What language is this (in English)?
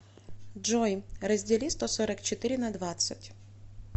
Russian